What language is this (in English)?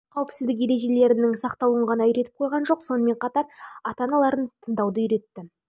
Kazakh